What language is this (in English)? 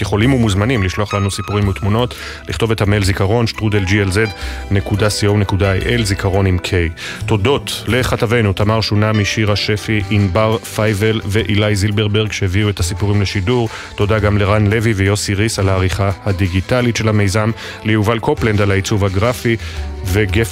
Hebrew